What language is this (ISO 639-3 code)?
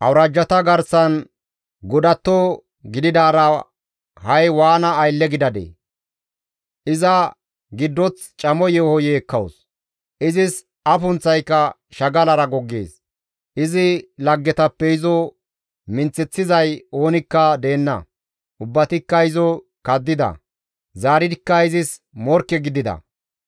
gmv